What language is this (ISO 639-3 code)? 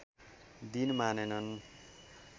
nep